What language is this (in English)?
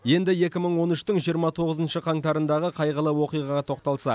Kazakh